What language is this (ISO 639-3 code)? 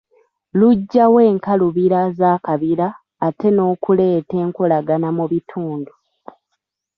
lug